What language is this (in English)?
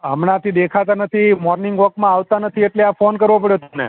Gujarati